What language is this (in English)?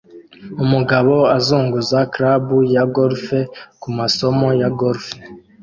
Kinyarwanda